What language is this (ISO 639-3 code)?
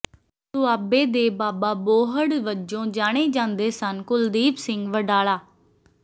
pan